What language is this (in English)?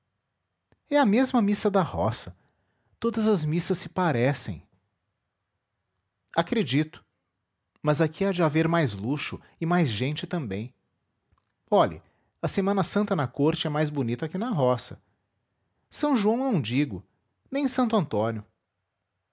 Portuguese